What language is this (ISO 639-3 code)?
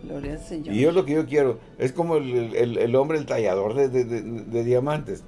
spa